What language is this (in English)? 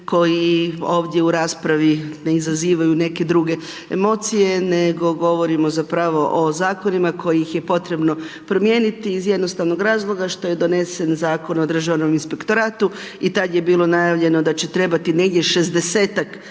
Croatian